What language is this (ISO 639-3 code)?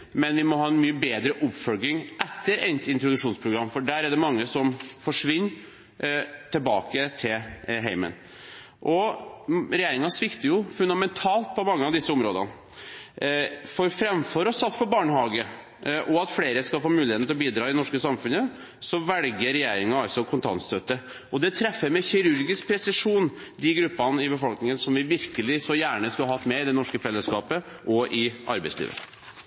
nob